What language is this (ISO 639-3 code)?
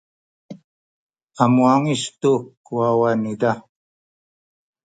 szy